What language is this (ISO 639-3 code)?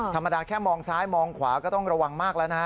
tha